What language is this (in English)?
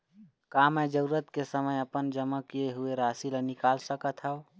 Chhattisgarhi